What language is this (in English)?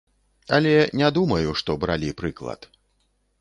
Belarusian